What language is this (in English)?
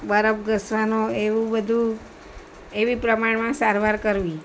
Gujarati